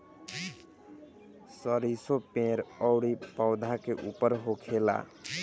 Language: Bhojpuri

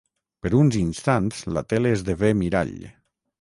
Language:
Catalan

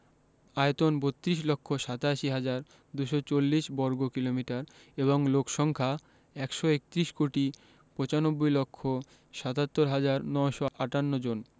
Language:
Bangla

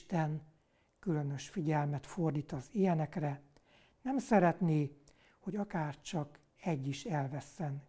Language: Hungarian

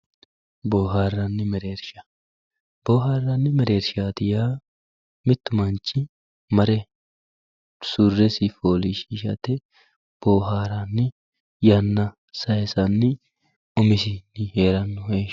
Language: Sidamo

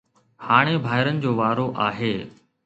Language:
Sindhi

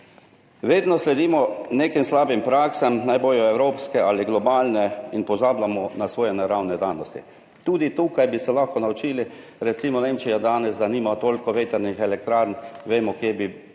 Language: Slovenian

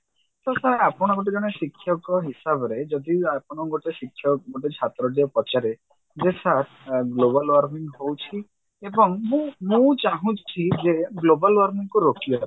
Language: Odia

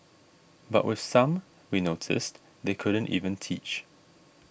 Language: English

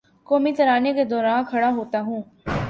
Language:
Urdu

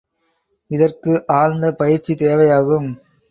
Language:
Tamil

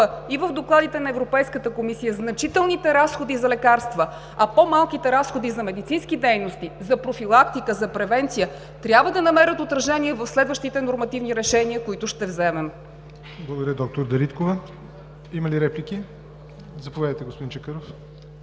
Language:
Bulgarian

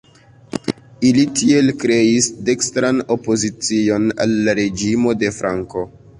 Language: Esperanto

